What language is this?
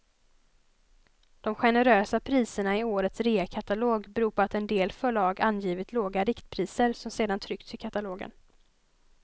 Swedish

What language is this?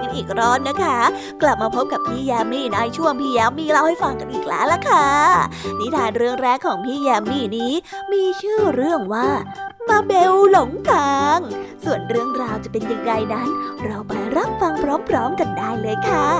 Thai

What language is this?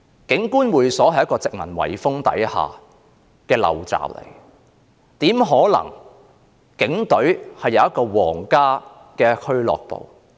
Cantonese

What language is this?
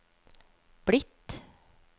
Norwegian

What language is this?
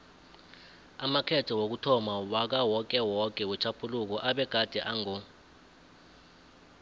South Ndebele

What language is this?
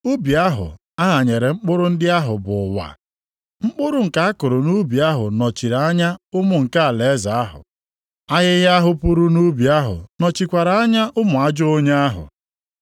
Igbo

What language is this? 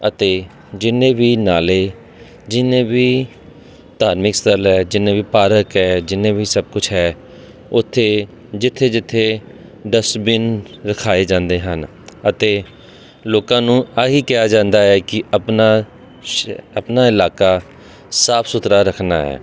Punjabi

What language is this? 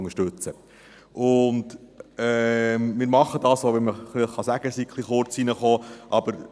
Swiss German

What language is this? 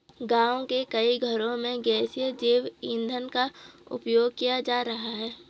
Hindi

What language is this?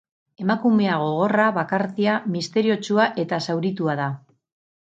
Basque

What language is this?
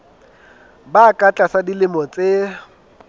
Southern Sotho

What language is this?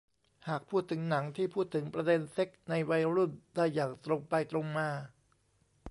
Thai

